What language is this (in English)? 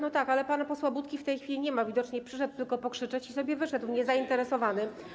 Polish